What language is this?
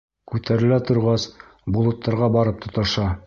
Bashkir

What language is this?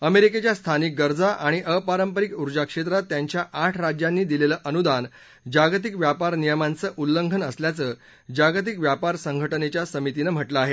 Marathi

